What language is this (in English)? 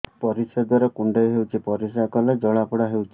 Odia